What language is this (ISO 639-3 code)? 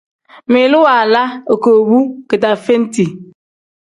kdh